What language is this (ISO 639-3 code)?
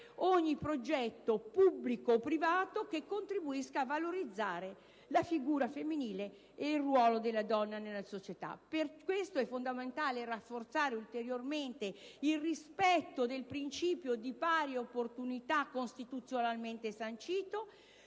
ita